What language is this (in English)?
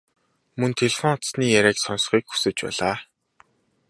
Mongolian